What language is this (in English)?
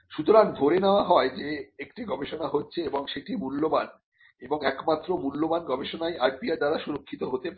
Bangla